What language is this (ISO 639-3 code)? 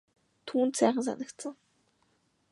mon